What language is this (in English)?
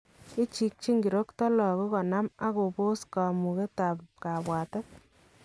Kalenjin